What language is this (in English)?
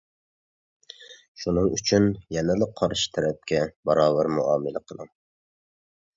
Uyghur